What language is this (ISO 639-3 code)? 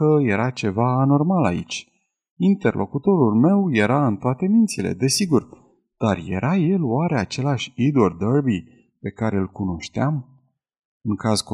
ron